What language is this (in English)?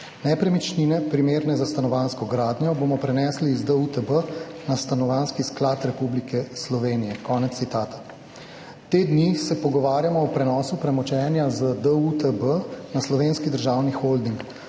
Slovenian